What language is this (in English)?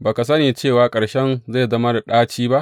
Hausa